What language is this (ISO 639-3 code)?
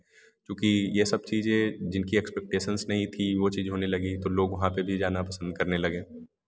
hin